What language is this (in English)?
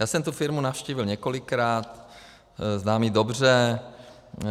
Czech